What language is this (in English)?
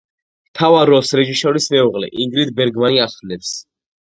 Georgian